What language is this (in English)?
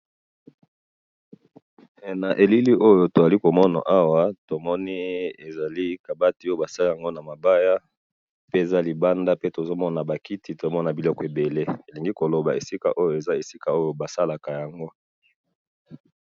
Lingala